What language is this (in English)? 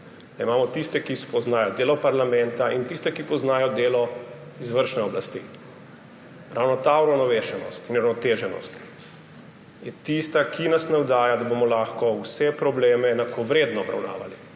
Slovenian